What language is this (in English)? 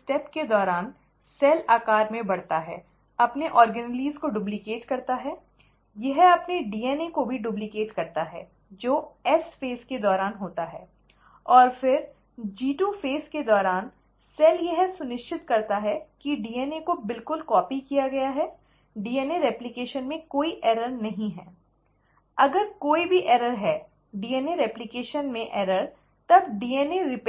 Hindi